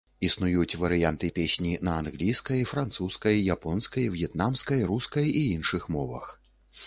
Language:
Belarusian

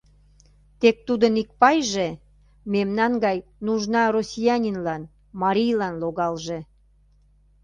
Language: Mari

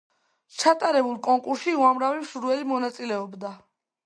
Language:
Georgian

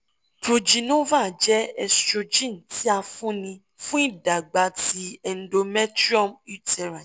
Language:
Yoruba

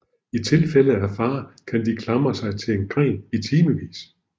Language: Danish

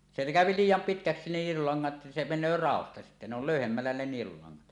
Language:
Finnish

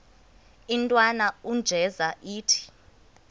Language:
Xhosa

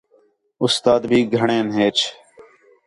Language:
Khetrani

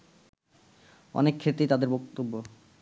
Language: Bangla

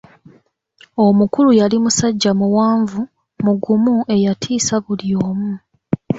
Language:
Ganda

